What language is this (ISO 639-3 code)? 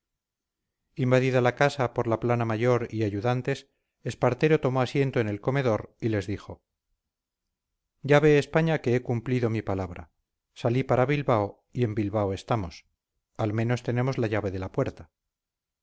spa